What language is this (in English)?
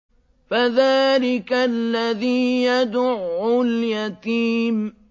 Arabic